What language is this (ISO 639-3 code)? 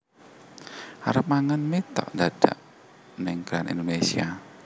jav